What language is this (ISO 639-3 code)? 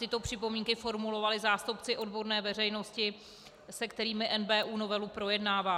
ces